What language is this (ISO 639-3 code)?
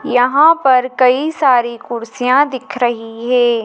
hin